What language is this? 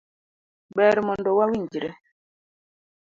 Luo (Kenya and Tanzania)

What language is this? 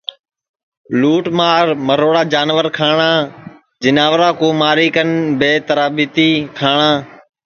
Sansi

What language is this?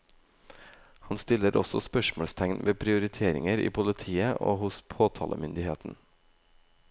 Norwegian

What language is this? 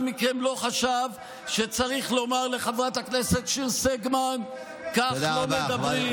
Hebrew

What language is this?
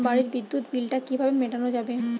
Bangla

